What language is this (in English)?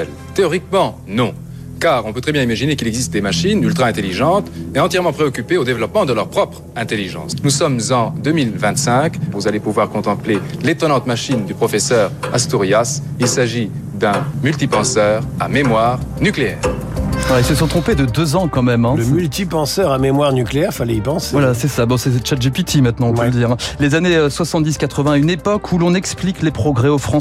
French